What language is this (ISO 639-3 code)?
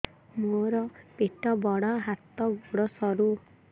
ori